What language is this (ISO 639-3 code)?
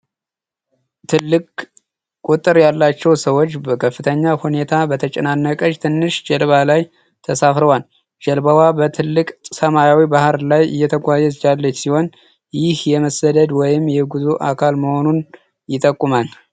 amh